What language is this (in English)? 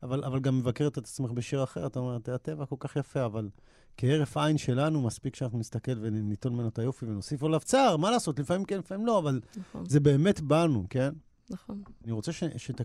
Hebrew